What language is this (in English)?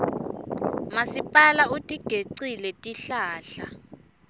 Swati